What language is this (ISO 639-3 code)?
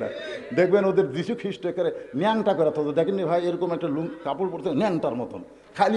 ara